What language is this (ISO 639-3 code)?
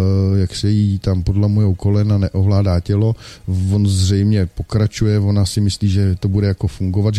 ces